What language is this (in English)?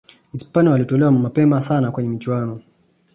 Swahili